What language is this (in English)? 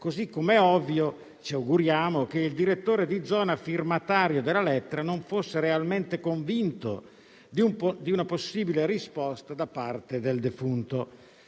Italian